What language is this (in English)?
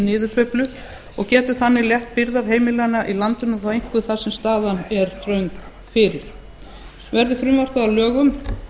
Icelandic